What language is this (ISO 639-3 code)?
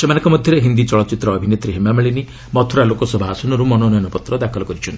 ori